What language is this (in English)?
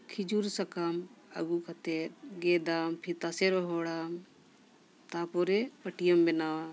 Santali